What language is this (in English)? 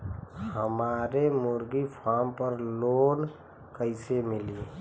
Bhojpuri